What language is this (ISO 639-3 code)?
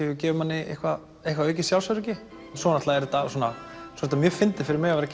isl